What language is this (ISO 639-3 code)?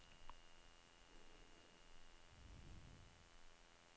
nor